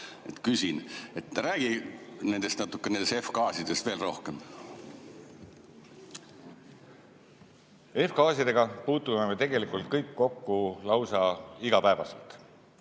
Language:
Estonian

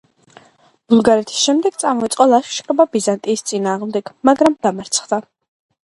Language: Georgian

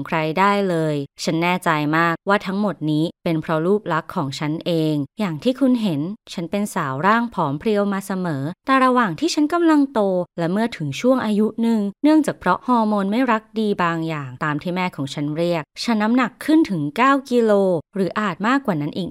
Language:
Thai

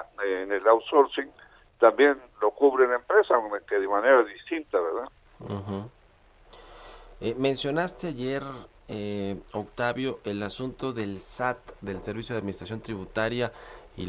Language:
Spanish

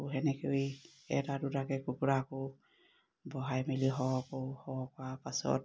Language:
Assamese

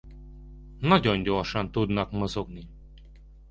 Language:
Hungarian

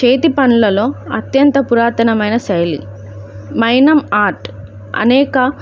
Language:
Telugu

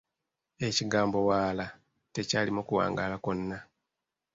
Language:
Ganda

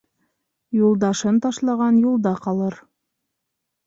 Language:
Bashkir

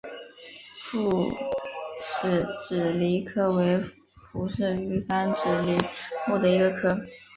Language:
Chinese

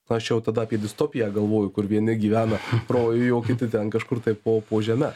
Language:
Lithuanian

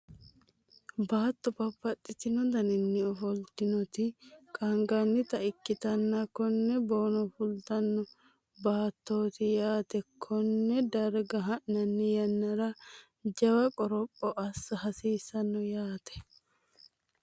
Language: Sidamo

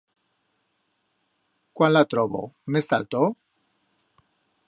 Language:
Aragonese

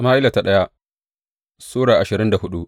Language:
Hausa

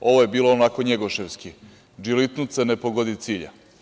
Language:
Serbian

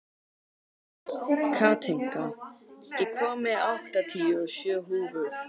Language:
Icelandic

